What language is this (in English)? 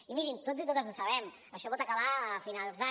Catalan